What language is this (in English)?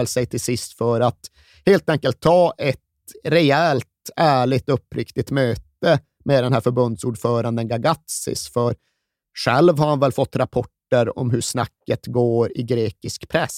Swedish